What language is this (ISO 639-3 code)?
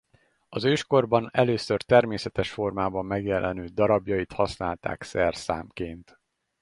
hun